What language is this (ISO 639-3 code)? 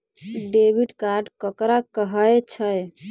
mai